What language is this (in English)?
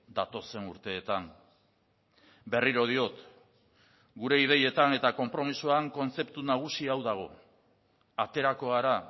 Basque